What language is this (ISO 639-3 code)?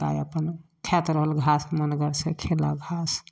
mai